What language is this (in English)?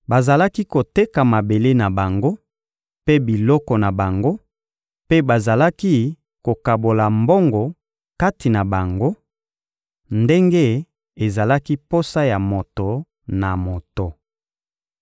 Lingala